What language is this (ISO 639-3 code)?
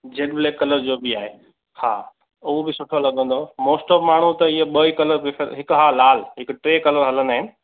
snd